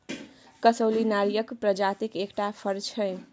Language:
Maithili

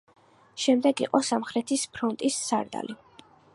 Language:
Georgian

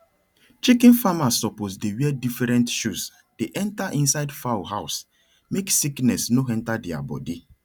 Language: Nigerian Pidgin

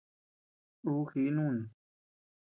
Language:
Tepeuxila Cuicatec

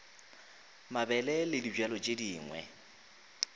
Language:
Northern Sotho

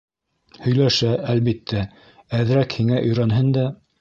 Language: Bashkir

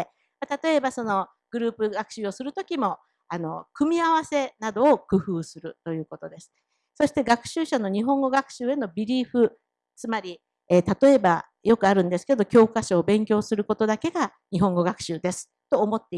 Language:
Japanese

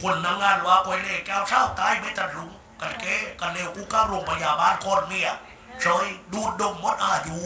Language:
Thai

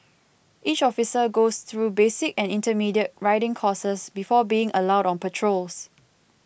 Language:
English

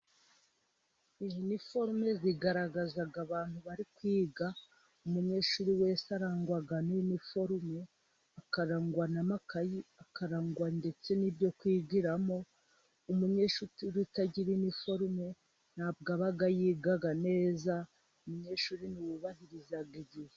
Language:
Kinyarwanda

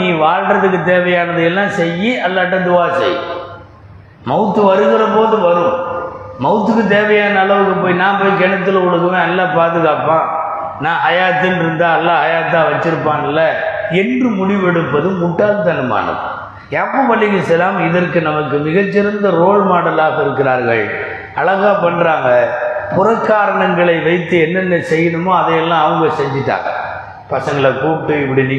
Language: Tamil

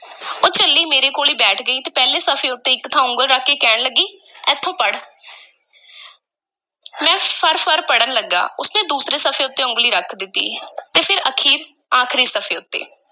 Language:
Punjabi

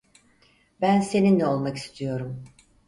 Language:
Turkish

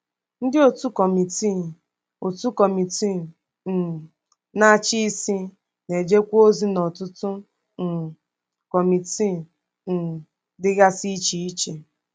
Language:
Igbo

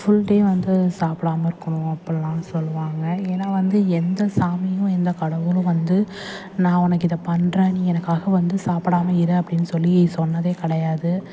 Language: Tamil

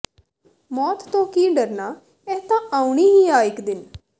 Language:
Punjabi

